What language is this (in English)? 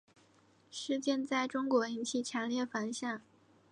Chinese